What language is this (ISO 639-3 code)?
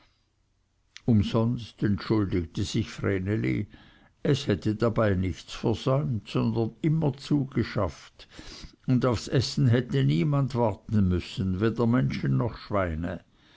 deu